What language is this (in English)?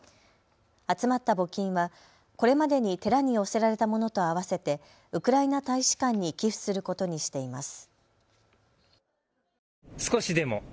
Japanese